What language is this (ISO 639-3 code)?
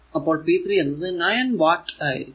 mal